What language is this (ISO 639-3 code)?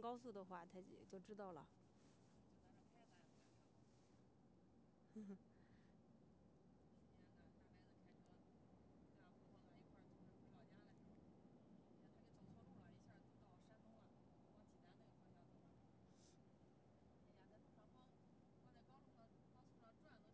zho